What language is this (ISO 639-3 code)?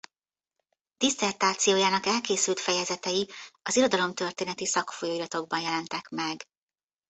hun